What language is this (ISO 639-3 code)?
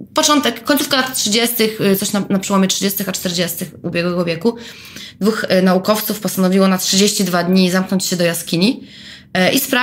pol